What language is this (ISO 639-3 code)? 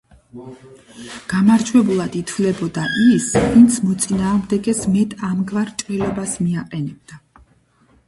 kat